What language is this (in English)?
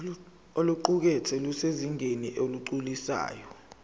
Zulu